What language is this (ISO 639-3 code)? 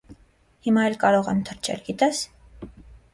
hye